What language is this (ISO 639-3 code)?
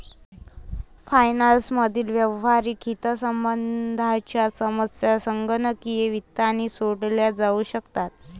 mar